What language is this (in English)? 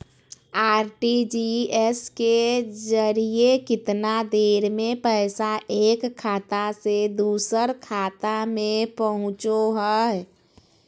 Magahi